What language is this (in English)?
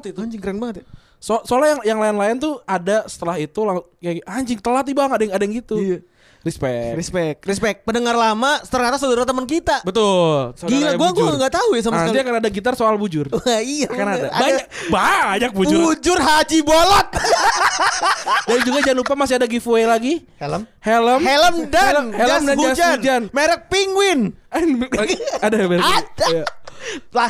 Indonesian